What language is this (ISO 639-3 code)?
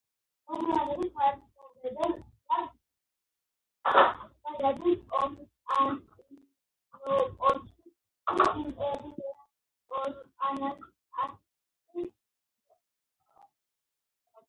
kat